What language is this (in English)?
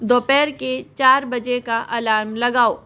Hindi